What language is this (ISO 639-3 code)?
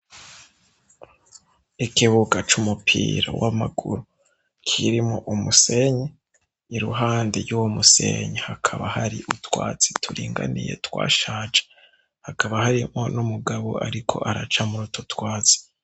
run